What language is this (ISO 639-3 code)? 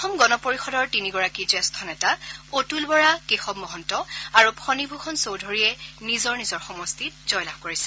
asm